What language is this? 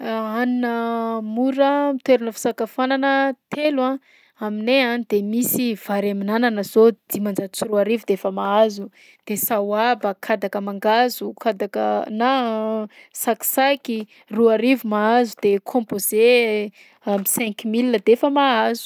Southern Betsimisaraka Malagasy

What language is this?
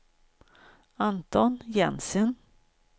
Swedish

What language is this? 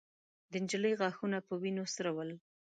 Pashto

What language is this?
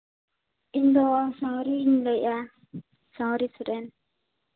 Santali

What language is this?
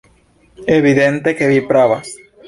Esperanto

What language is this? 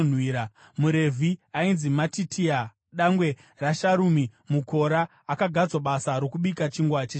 Shona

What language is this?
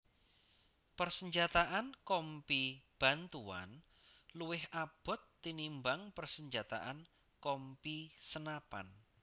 Javanese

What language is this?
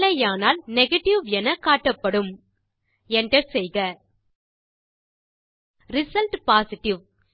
Tamil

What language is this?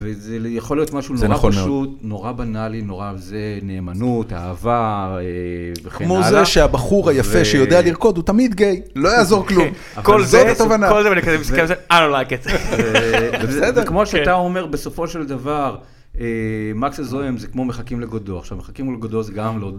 Hebrew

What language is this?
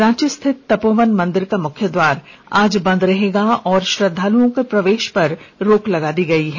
Hindi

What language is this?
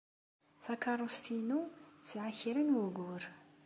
Kabyle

